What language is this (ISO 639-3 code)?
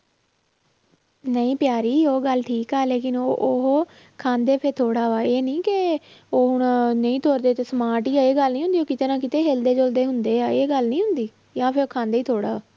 pan